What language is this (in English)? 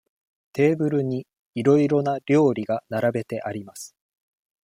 Japanese